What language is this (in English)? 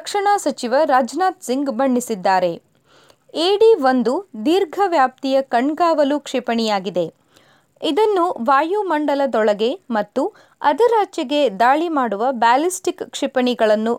Kannada